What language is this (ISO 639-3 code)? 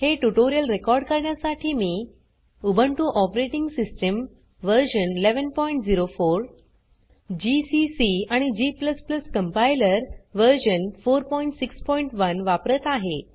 mar